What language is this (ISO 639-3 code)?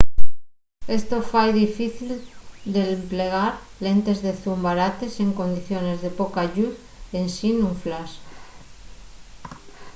ast